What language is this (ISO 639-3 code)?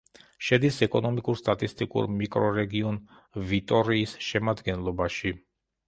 kat